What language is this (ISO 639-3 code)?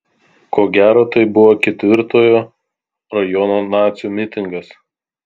lit